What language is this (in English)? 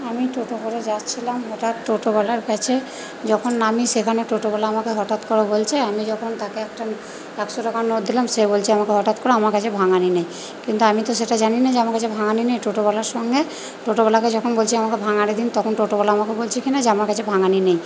Bangla